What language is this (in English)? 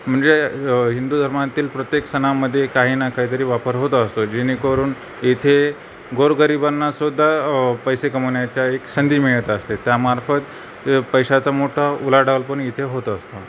Marathi